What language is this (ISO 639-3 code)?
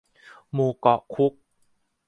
tha